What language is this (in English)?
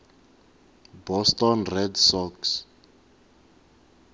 Tsonga